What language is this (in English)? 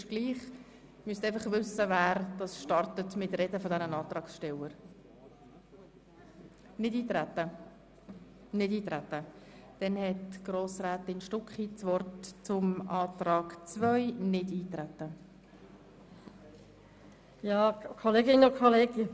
Swiss German